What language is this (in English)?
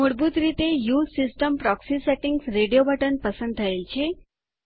Gujarati